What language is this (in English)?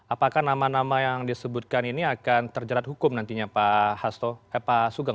Indonesian